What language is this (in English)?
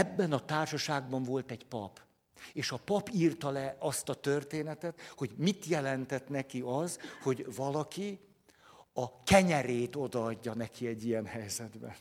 Hungarian